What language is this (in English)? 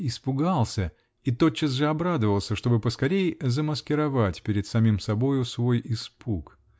Russian